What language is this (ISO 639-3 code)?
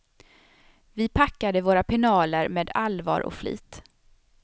swe